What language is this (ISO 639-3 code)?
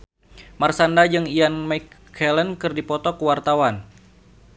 sun